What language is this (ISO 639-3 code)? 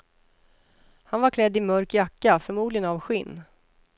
swe